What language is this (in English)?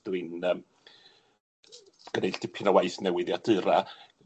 Welsh